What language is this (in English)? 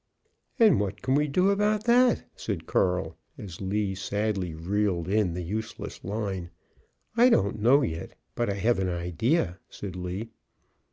English